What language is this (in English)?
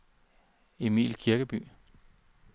Danish